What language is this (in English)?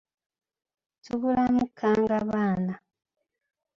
Ganda